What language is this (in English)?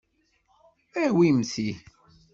Kabyle